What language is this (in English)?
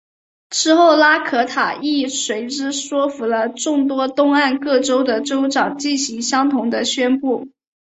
Chinese